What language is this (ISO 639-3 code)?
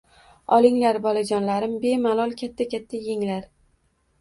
uzb